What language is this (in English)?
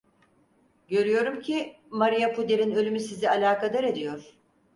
Turkish